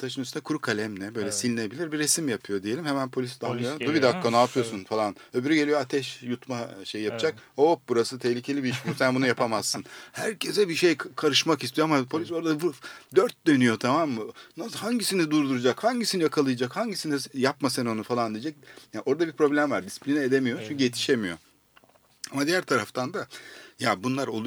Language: Turkish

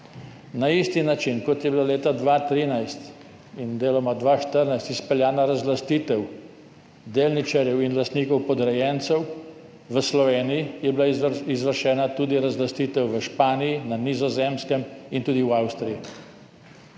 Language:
Slovenian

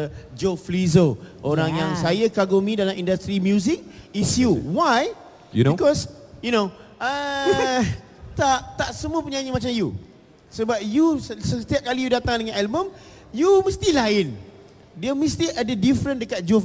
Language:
Malay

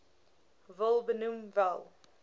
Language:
Afrikaans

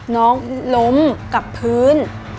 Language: Thai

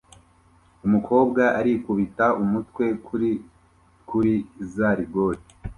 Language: Kinyarwanda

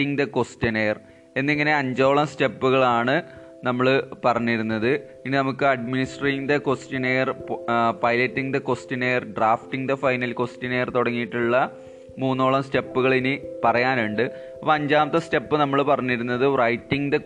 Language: Malayalam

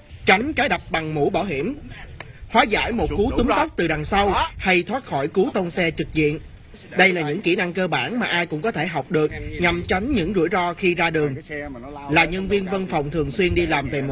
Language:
Vietnamese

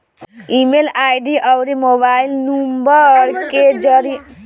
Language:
Bhojpuri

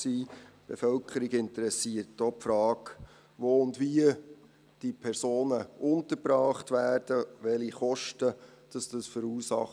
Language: Swiss German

